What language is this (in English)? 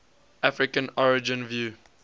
English